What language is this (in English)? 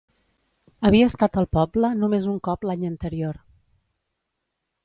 Catalan